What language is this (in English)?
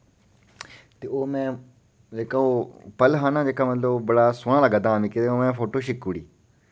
Dogri